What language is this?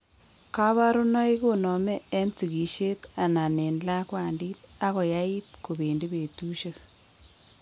Kalenjin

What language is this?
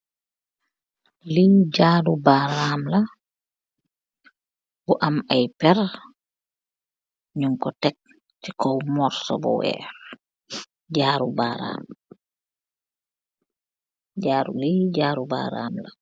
Wolof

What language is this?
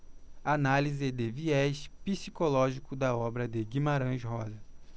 Portuguese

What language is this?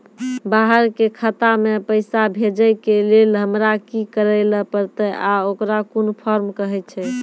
Maithili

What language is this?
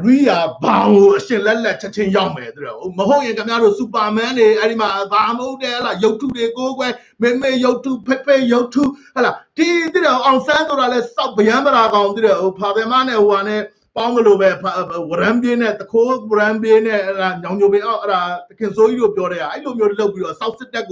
Thai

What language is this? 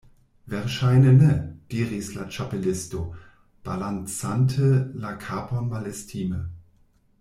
Esperanto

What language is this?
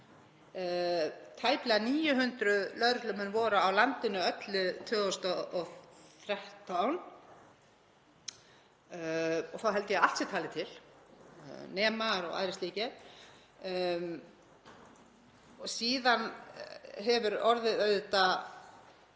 Icelandic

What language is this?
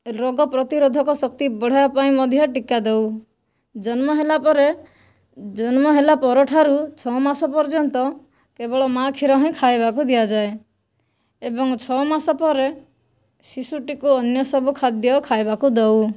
Odia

